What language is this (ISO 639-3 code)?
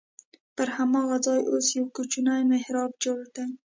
pus